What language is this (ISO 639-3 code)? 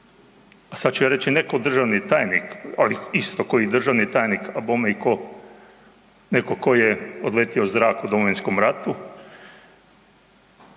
hrv